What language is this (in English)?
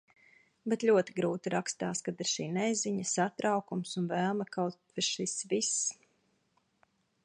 Latvian